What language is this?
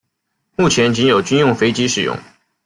Chinese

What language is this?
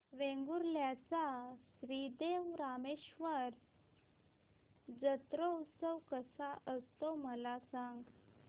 Marathi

